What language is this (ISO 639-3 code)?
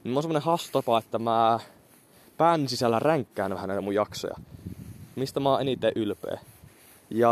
fin